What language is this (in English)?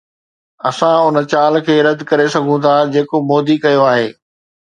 Sindhi